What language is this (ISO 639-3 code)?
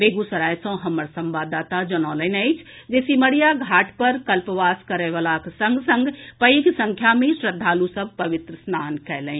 mai